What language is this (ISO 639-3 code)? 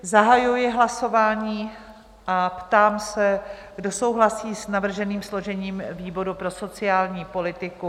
ces